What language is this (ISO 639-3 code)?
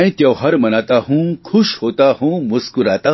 guj